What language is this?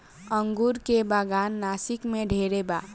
Bhojpuri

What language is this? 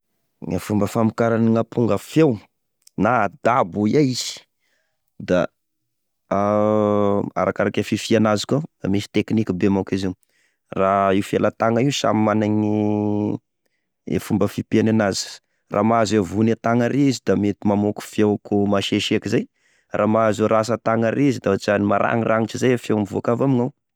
Tesaka Malagasy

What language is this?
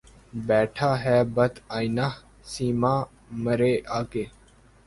Urdu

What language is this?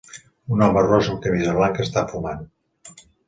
Catalan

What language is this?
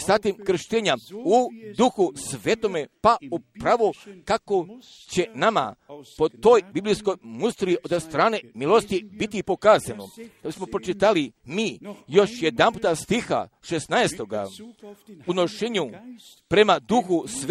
Croatian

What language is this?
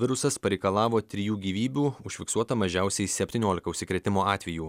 Lithuanian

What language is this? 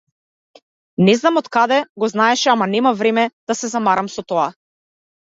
Macedonian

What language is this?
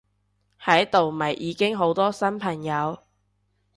Cantonese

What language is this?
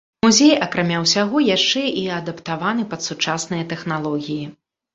Belarusian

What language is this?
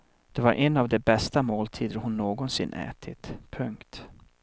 Swedish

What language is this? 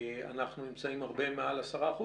Hebrew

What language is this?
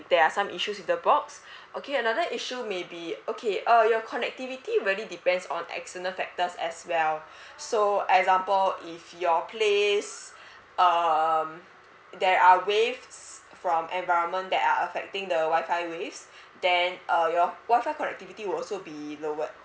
English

